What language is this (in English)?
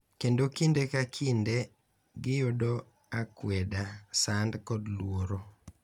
Luo (Kenya and Tanzania)